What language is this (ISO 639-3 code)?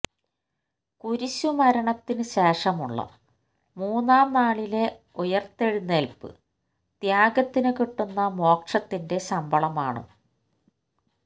mal